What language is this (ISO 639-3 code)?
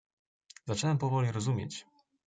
pol